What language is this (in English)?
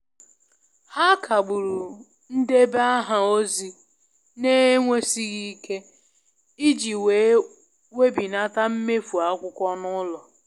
Igbo